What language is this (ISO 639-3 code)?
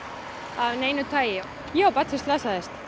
isl